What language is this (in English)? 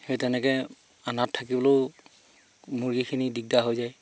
Assamese